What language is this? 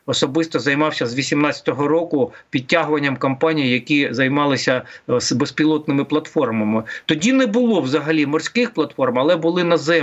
Ukrainian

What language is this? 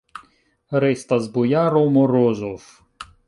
Esperanto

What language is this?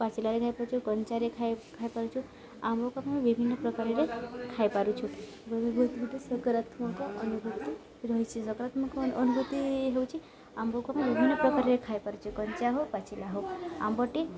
Odia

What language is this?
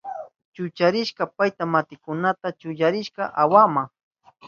Southern Pastaza Quechua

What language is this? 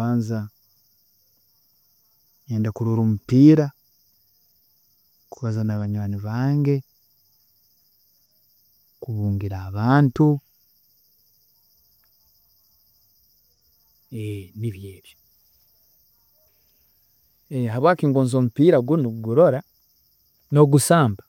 Tooro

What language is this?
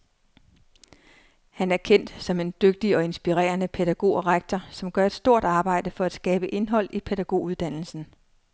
Danish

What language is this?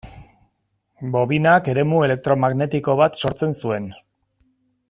Basque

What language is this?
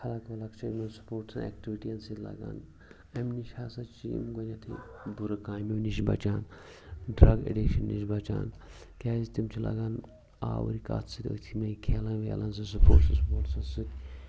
Kashmiri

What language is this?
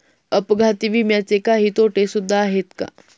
Marathi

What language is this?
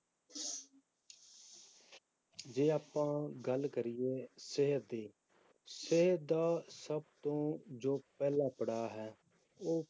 Punjabi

